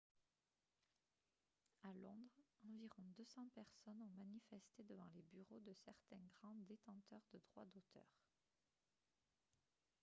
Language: French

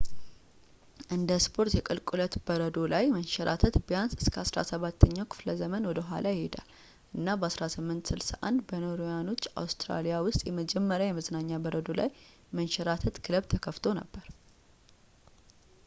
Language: Amharic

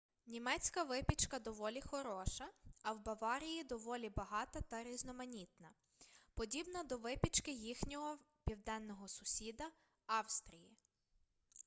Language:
Ukrainian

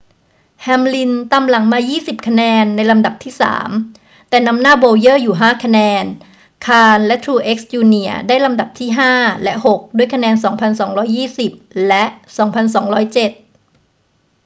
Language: Thai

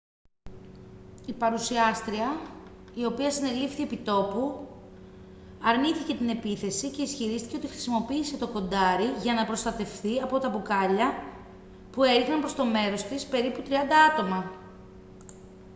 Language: Greek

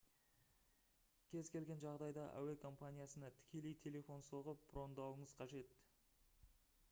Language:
Kazakh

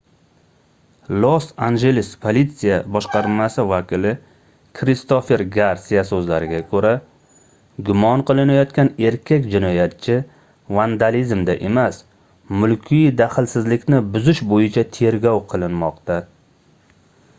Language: Uzbek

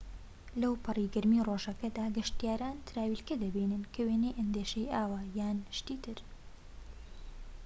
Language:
Central Kurdish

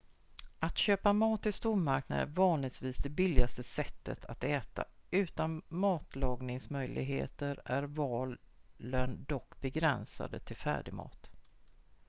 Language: Swedish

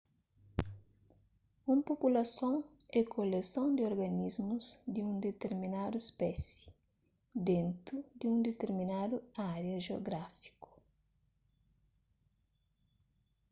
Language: Kabuverdianu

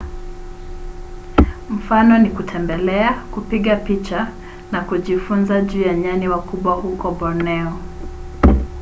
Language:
Swahili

